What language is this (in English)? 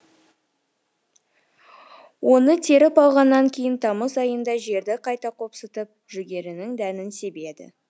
Kazakh